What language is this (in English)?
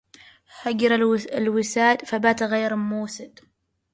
Arabic